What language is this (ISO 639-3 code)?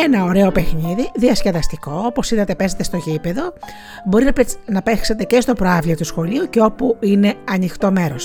ell